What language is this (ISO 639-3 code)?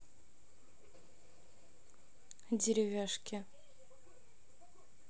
rus